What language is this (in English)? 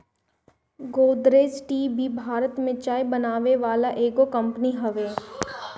Bhojpuri